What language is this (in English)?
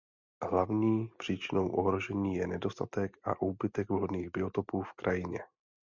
Czech